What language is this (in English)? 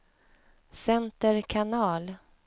Swedish